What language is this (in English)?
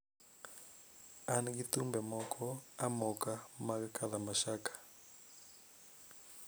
Luo (Kenya and Tanzania)